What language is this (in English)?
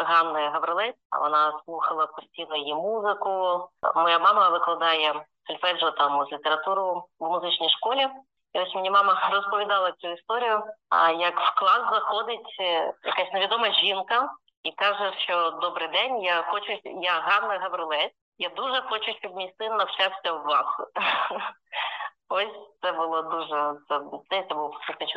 Ukrainian